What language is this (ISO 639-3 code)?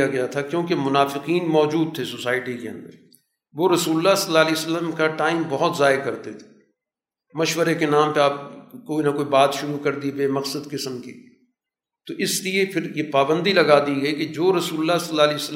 urd